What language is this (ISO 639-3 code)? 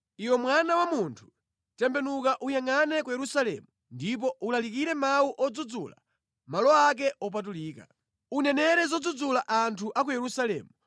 nya